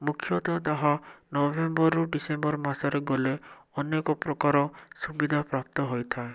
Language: Odia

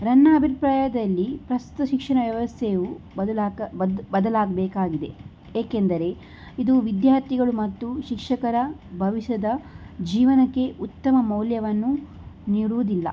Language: Kannada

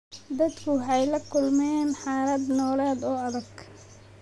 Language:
Somali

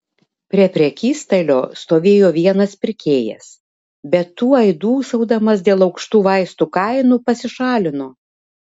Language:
Lithuanian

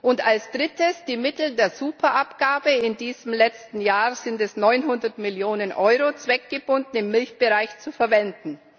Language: German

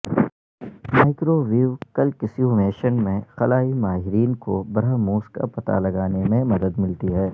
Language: Urdu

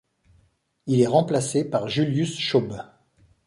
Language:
French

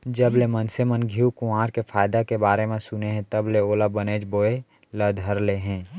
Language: Chhattisgarhi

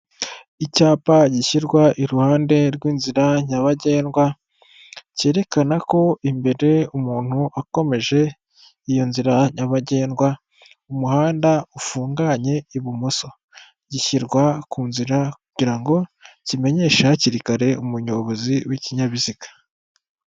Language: Kinyarwanda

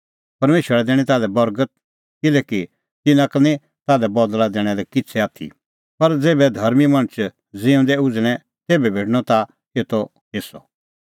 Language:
Kullu Pahari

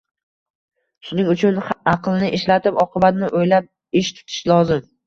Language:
Uzbek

